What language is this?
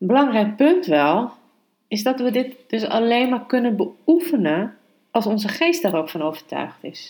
Dutch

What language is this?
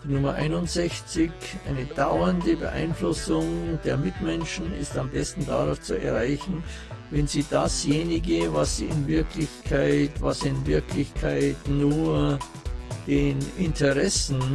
German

